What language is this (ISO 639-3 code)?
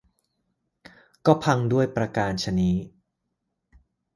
tha